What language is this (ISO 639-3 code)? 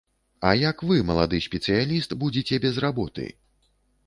bel